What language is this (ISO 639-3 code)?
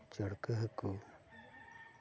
sat